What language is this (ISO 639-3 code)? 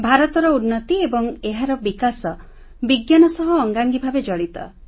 ori